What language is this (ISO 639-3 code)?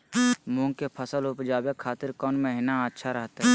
mag